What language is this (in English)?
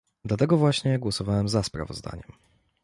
Polish